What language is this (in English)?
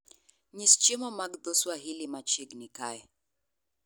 Luo (Kenya and Tanzania)